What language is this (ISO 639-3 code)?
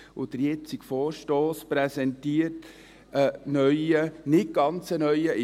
gsw